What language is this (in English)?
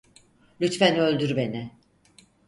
Turkish